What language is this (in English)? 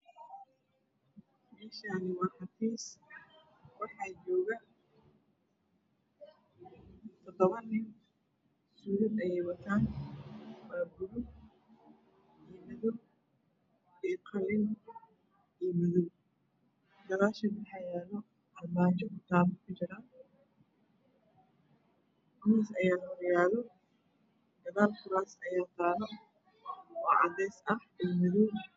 Somali